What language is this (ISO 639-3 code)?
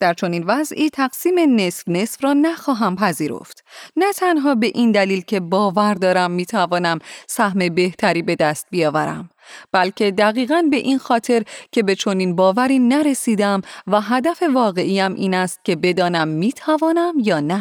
fas